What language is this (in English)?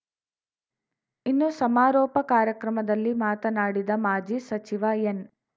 Kannada